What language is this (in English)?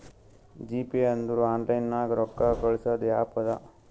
Kannada